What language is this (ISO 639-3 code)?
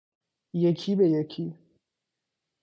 fas